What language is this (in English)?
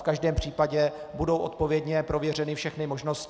Czech